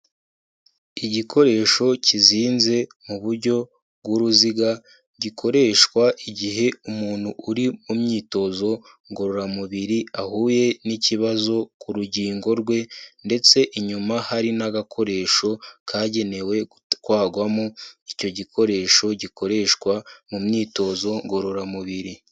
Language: Kinyarwanda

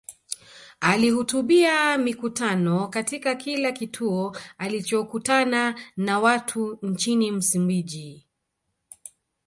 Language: Swahili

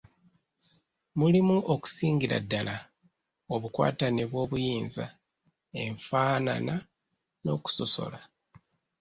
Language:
Ganda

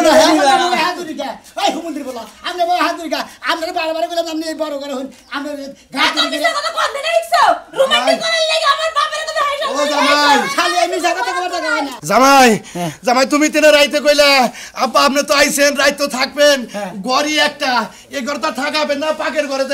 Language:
Arabic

